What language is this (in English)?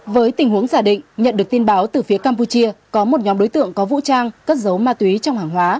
Vietnamese